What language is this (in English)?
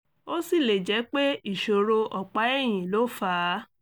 Yoruba